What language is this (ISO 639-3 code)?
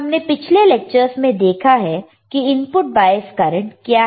hin